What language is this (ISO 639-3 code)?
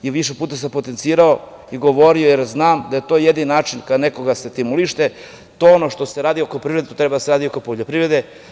srp